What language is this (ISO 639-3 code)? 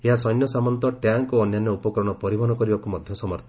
ori